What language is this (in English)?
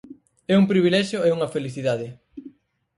Galician